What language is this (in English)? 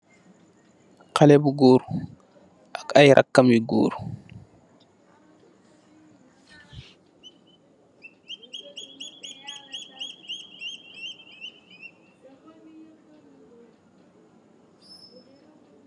Wolof